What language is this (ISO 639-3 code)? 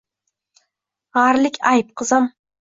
uzb